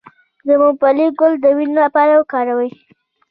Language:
Pashto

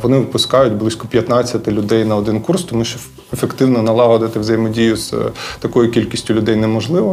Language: Ukrainian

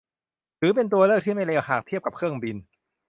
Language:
Thai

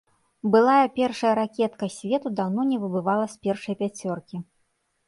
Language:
Belarusian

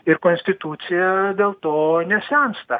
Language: Lithuanian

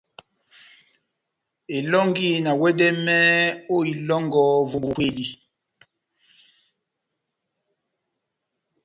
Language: Batanga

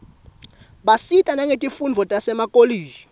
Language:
Swati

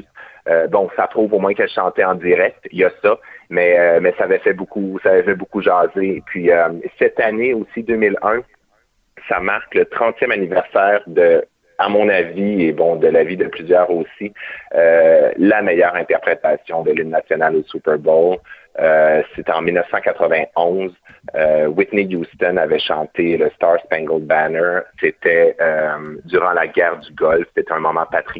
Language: French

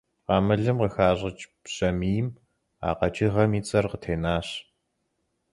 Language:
Kabardian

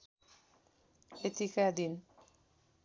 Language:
Nepali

